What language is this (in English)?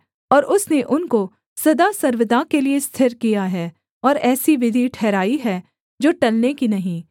Hindi